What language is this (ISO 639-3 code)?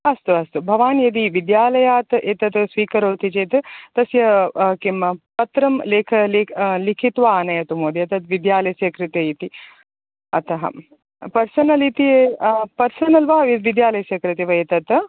san